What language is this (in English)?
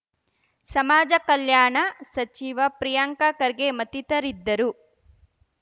Kannada